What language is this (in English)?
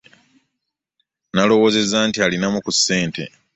Ganda